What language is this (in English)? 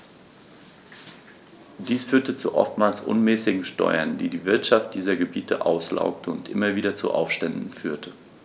German